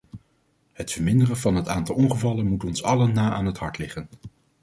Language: Dutch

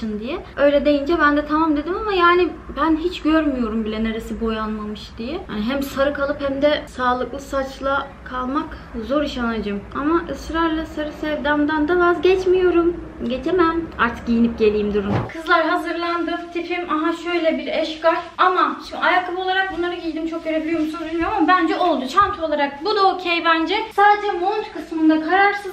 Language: Turkish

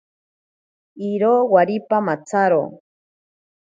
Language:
Ashéninka Perené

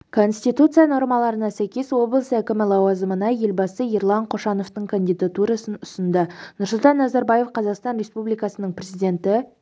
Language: Kazakh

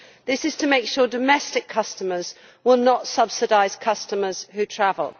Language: English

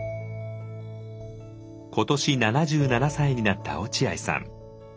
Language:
Japanese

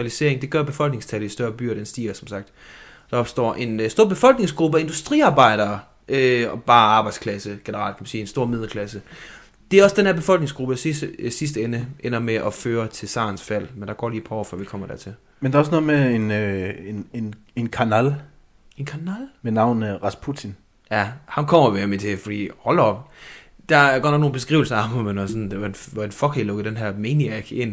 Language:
Danish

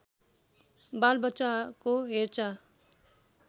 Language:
Nepali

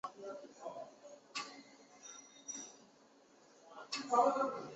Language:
Chinese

